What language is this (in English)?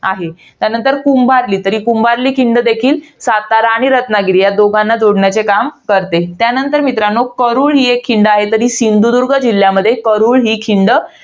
Marathi